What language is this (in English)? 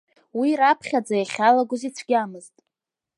Abkhazian